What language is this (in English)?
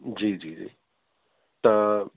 Sindhi